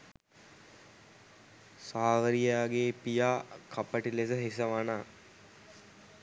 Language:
Sinhala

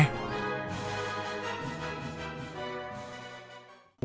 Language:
Vietnamese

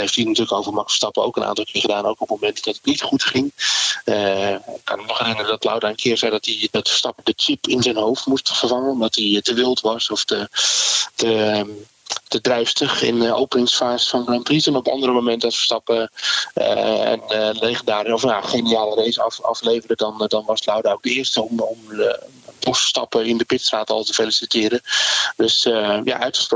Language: Dutch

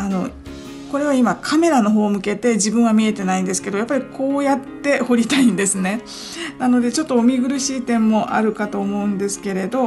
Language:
Japanese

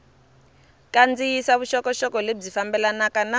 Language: Tsonga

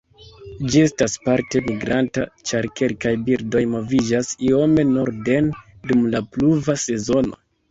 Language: Esperanto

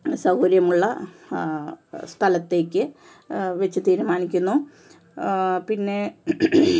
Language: Malayalam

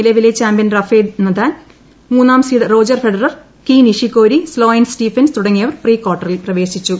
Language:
Malayalam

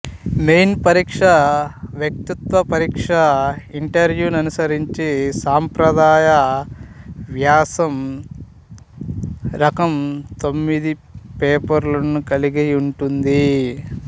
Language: Telugu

